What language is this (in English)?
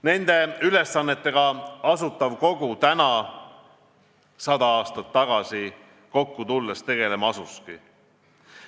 Estonian